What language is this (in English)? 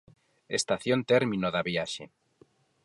Galician